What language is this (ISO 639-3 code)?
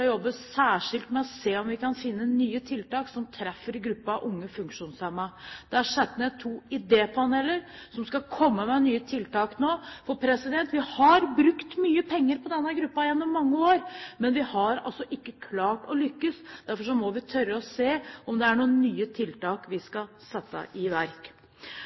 nob